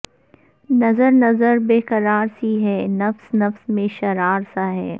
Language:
Urdu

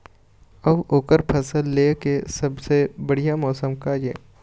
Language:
Chhattisgarhi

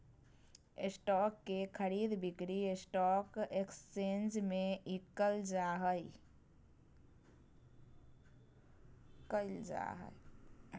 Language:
Magahi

